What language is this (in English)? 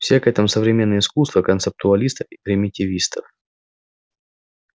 Russian